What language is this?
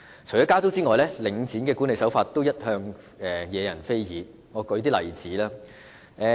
Cantonese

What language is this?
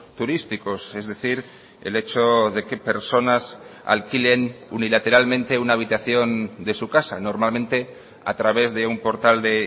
Spanish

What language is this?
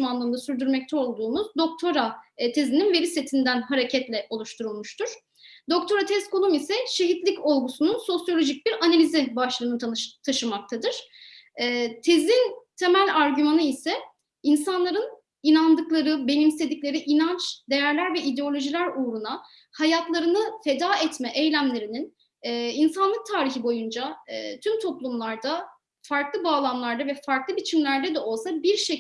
Turkish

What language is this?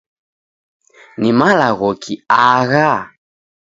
Taita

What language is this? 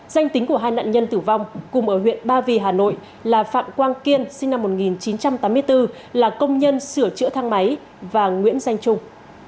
Vietnamese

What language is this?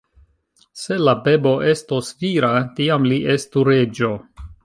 Esperanto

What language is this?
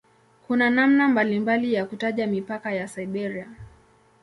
Swahili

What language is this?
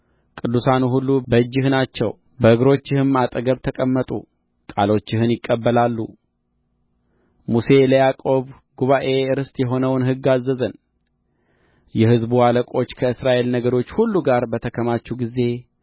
Amharic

